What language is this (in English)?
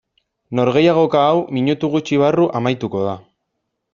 Basque